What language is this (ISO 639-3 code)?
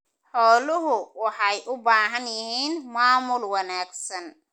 som